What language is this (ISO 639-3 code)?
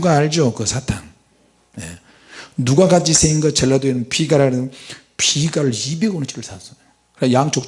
kor